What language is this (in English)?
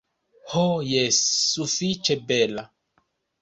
Esperanto